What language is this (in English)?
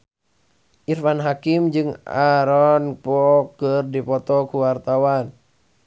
Sundanese